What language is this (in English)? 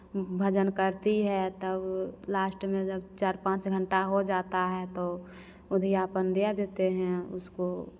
Hindi